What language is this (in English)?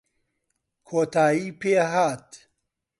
Central Kurdish